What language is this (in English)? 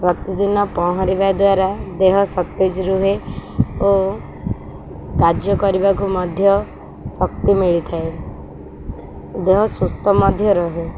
Odia